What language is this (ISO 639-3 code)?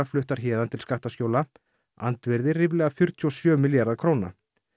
isl